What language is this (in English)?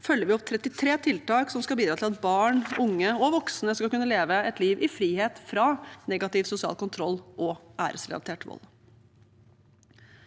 Norwegian